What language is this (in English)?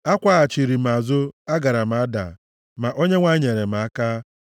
Igbo